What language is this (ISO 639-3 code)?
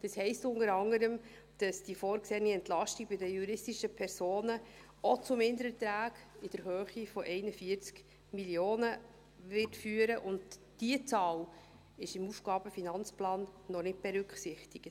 gsw